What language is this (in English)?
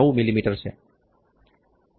Gujarati